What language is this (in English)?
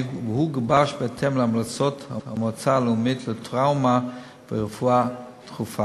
Hebrew